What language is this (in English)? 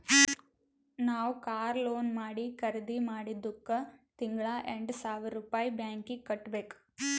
Kannada